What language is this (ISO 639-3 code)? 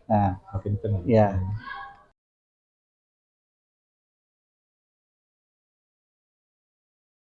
ind